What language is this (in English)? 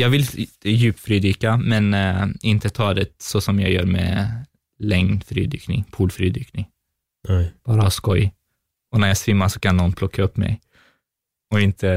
Swedish